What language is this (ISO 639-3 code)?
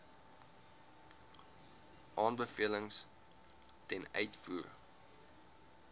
afr